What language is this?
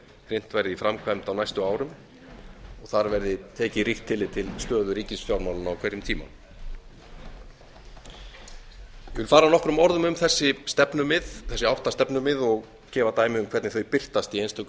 Icelandic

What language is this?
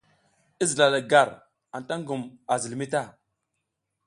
South Giziga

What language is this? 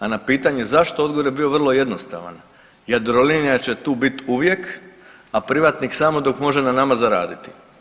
Croatian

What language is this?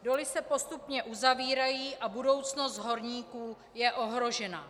Czech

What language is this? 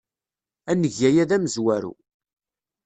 Kabyle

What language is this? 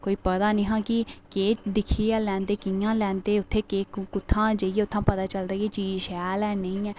Dogri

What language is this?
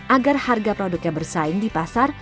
Indonesian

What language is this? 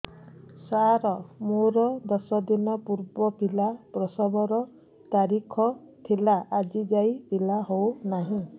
Odia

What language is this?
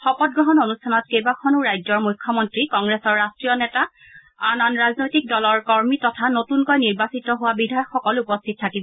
Assamese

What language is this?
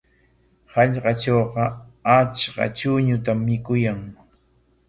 Corongo Ancash Quechua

